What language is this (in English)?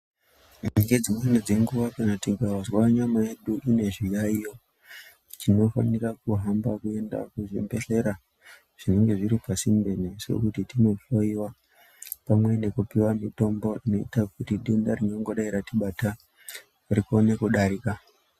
Ndau